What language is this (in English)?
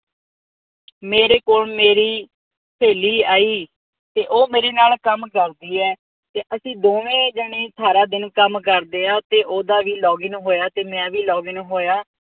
Punjabi